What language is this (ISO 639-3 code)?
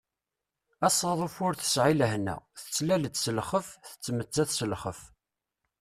kab